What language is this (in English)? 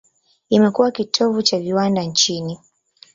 Swahili